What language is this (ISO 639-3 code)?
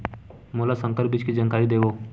hne